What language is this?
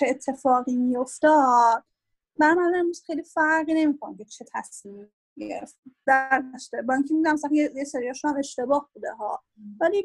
Persian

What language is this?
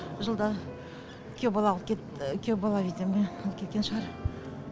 Kazakh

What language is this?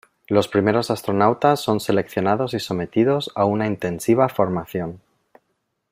Spanish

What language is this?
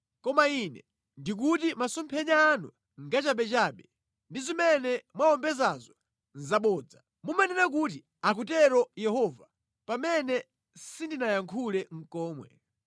Nyanja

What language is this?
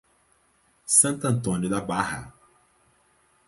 Portuguese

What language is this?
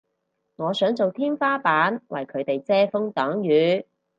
Cantonese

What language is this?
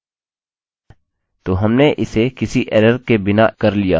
Hindi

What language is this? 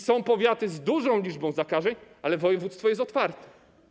Polish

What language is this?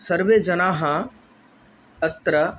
Sanskrit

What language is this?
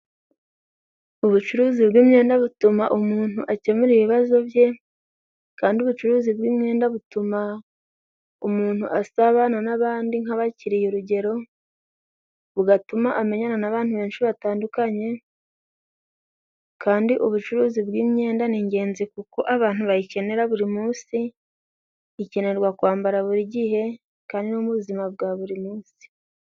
Kinyarwanda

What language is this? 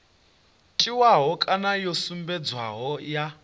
Venda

